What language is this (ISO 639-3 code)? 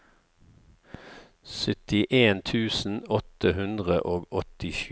nor